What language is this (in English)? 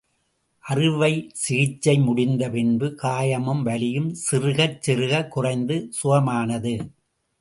Tamil